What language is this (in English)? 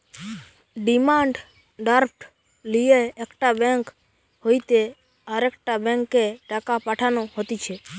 Bangla